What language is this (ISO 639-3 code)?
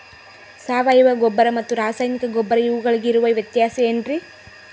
kan